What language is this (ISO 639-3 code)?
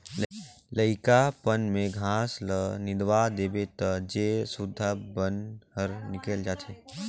hne